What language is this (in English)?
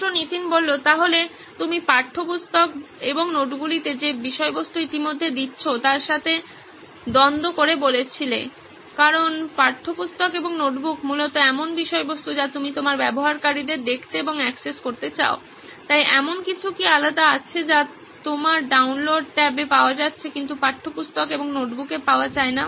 Bangla